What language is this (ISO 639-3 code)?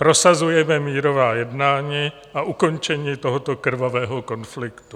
ces